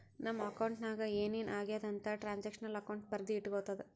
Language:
Kannada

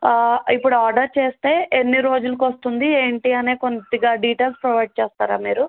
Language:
Telugu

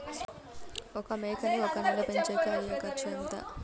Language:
Telugu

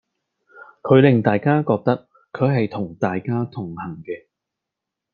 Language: Cantonese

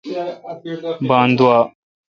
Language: Kalkoti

